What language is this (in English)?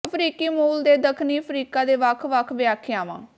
Punjabi